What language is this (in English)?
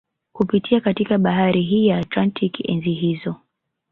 Swahili